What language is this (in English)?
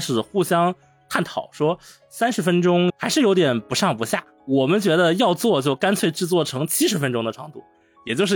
Chinese